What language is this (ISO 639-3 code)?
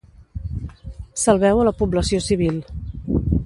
cat